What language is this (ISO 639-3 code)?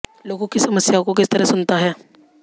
hin